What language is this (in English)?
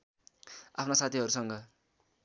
Nepali